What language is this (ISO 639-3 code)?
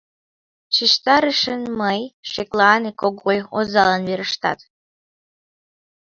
chm